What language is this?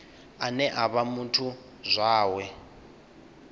Venda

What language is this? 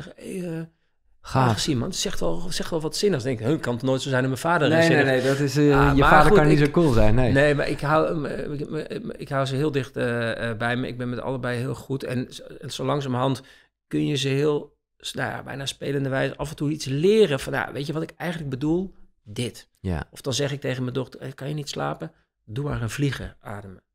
Dutch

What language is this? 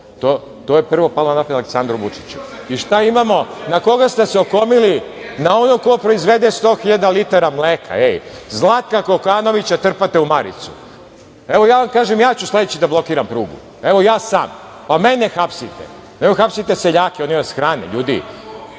Serbian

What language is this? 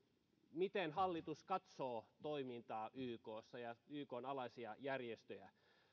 Finnish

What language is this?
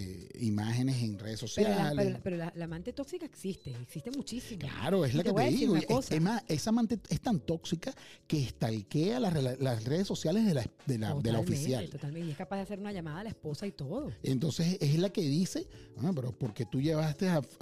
Spanish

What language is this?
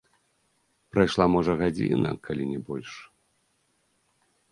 Belarusian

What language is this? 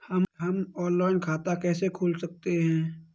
Hindi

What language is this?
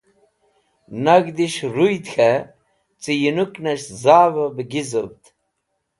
Wakhi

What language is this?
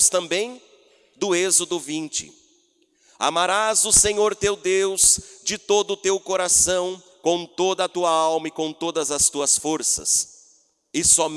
Portuguese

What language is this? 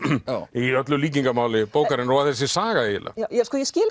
Icelandic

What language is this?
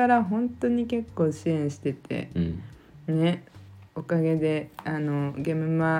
Japanese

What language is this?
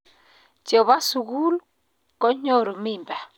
Kalenjin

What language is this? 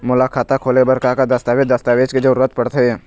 Chhattisgarhi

